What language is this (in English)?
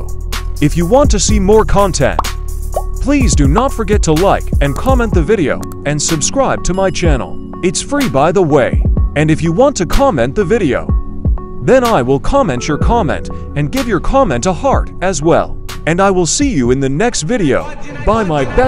English